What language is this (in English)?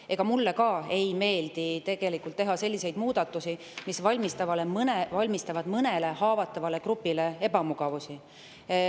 Estonian